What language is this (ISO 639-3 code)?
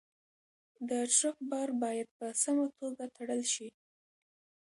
pus